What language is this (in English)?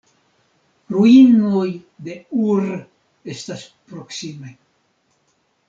Esperanto